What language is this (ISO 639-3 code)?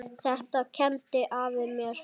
isl